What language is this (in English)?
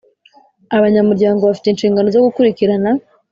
Kinyarwanda